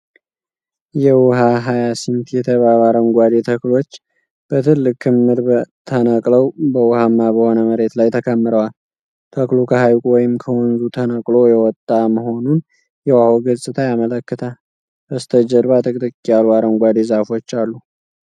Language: Amharic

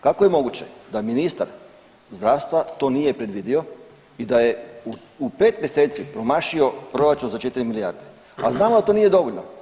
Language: Croatian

